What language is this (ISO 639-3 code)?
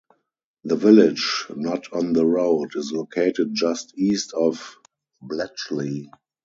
eng